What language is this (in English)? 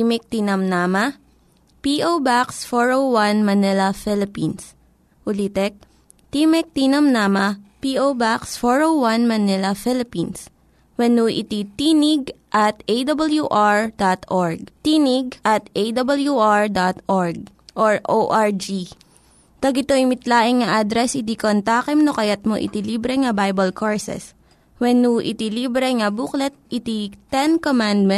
Filipino